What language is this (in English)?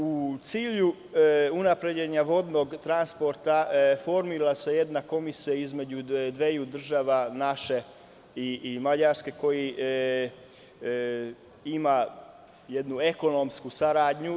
Serbian